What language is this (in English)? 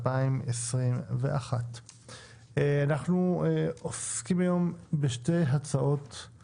Hebrew